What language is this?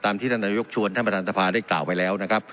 Thai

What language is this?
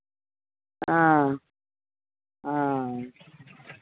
Maithili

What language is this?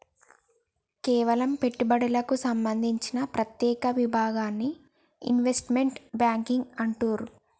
Telugu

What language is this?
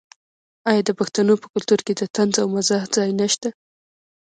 Pashto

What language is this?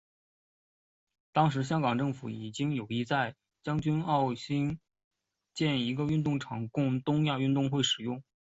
Chinese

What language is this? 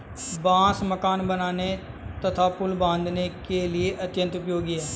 Hindi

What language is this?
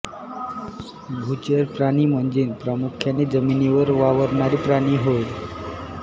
Marathi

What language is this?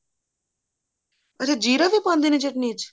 Punjabi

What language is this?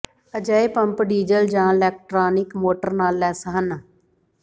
Punjabi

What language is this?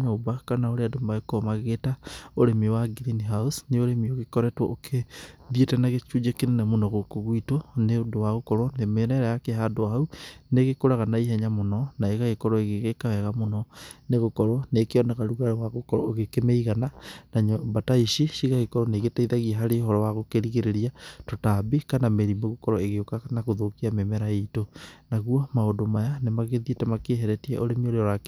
Kikuyu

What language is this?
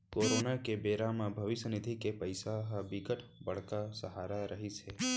Chhattisgarhi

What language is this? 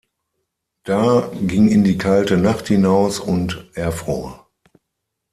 German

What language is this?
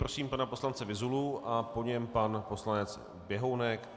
Czech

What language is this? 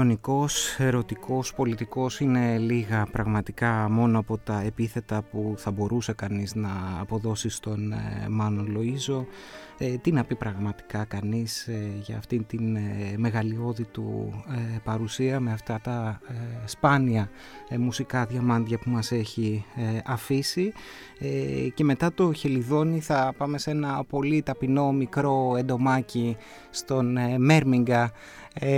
Greek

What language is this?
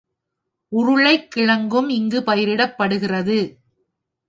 Tamil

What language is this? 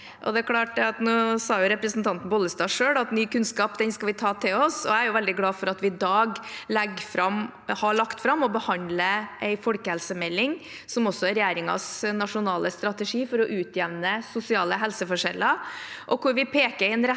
Norwegian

